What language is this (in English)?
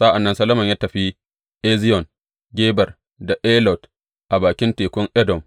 Hausa